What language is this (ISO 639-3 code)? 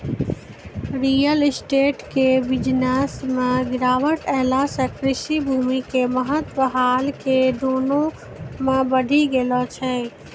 mai